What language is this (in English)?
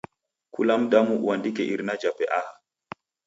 Taita